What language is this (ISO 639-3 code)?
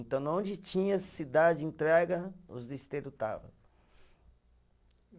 por